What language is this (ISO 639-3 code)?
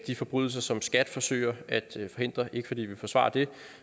dan